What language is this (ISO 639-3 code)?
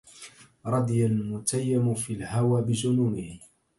ara